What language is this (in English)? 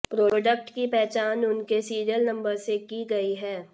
Hindi